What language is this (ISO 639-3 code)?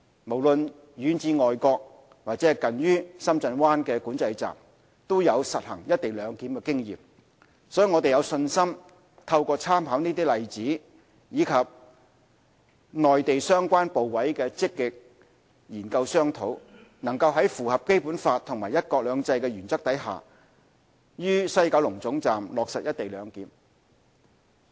yue